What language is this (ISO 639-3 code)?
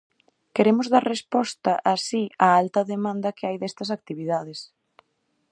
glg